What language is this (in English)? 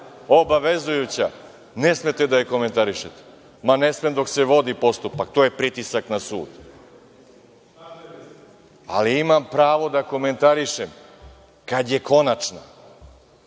Serbian